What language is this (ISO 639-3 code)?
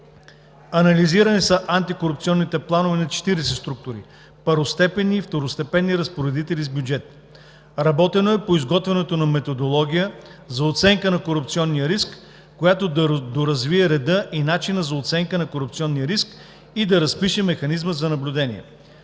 bul